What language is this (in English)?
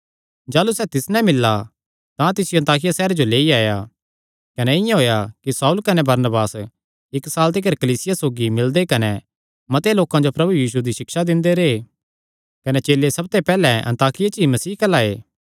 Kangri